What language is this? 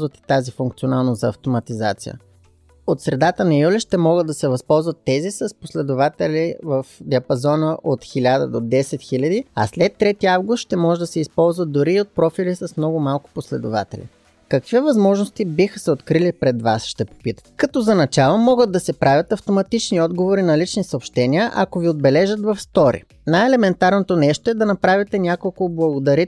Bulgarian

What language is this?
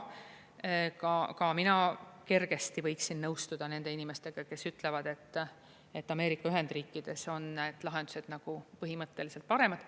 Estonian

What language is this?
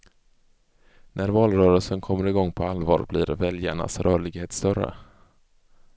Swedish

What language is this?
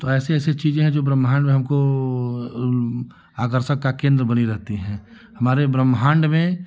Hindi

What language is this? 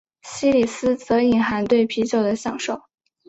Chinese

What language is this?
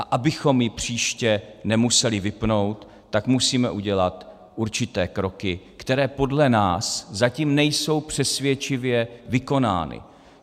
Czech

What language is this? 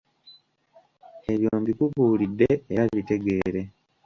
Ganda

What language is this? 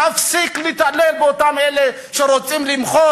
Hebrew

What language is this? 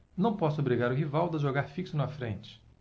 Portuguese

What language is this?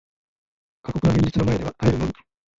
Japanese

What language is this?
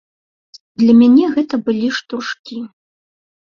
Belarusian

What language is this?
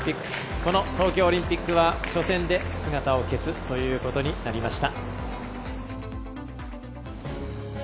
Japanese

